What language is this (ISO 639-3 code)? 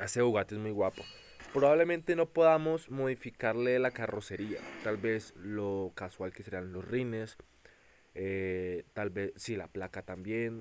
spa